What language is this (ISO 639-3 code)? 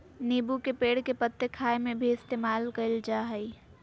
mag